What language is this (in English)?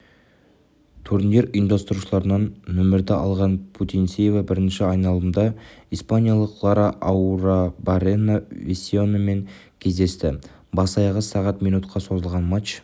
Kazakh